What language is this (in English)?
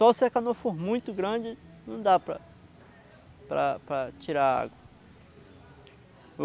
Portuguese